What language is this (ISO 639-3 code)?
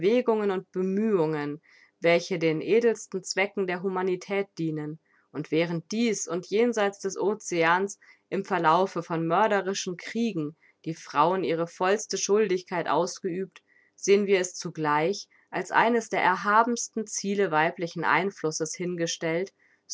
deu